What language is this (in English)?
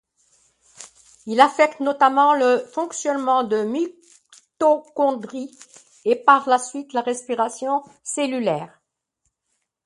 French